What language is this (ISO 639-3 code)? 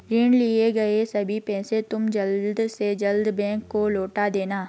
hin